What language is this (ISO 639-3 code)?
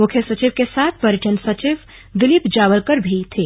hin